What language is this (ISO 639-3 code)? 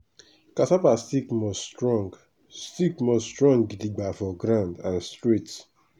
pcm